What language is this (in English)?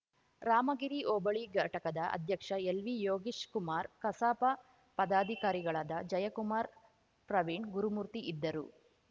Kannada